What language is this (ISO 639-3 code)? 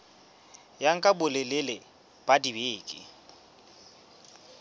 sot